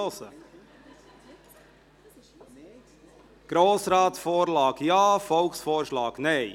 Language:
Swiss German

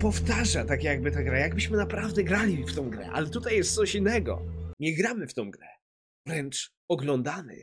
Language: Polish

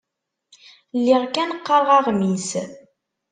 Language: Kabyle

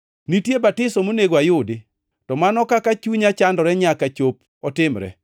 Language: Luo (Kenya and Tanzania)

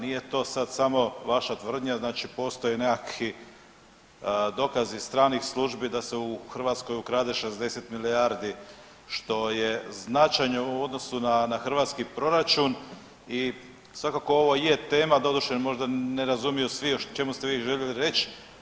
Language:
Croatian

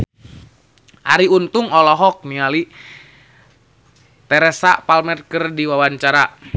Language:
Sundanese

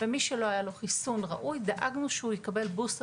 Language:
Hebrew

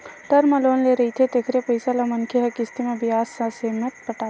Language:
Chhattisgarhi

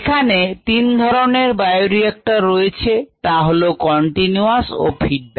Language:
Bangla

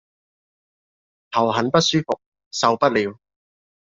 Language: Cantonese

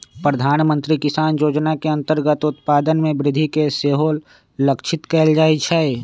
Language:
Magahi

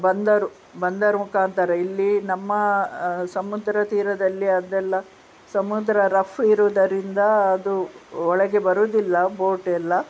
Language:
Kannada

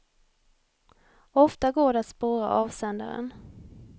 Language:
Swedish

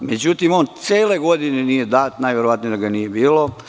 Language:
Serbian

